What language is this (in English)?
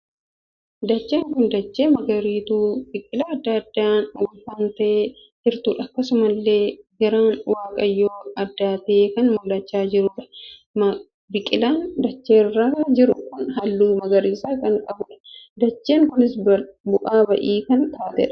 Oromo